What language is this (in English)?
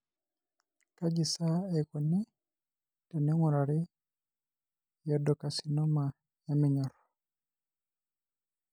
Masai